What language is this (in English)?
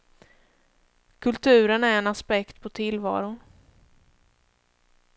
Swedish